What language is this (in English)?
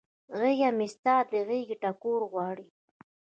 Pashto